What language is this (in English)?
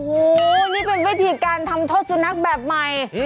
Thai